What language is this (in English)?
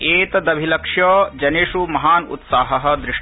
Sanskrit